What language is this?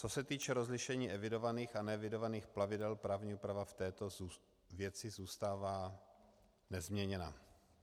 Czech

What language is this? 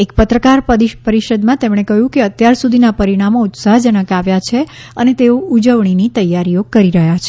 Gujarati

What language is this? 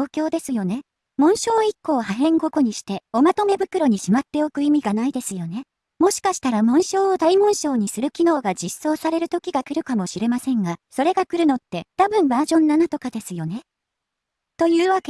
Japanese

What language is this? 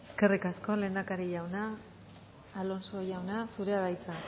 Basque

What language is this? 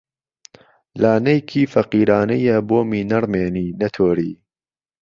Central Kurdish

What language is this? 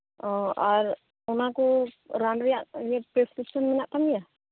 Santali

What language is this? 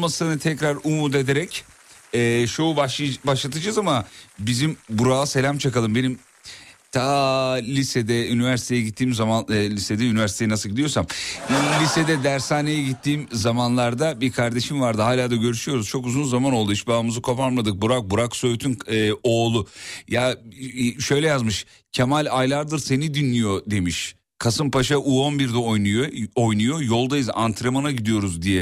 Turkish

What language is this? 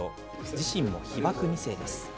Japanese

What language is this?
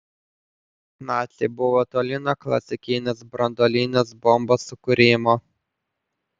Lithuanian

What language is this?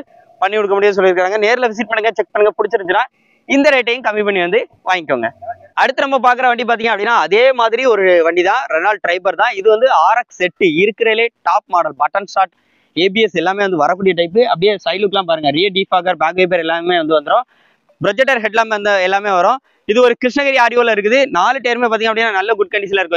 Tamil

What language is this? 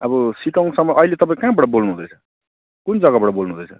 Nepali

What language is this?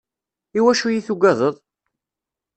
Kabyle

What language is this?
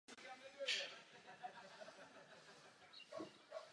Czech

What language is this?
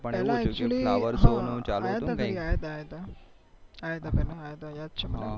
Gujarati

